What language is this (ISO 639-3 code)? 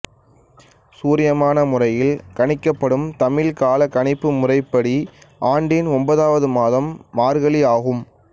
tam